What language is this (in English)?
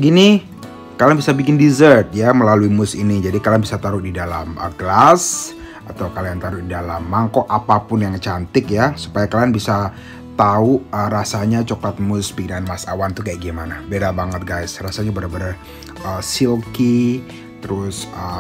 Indonesian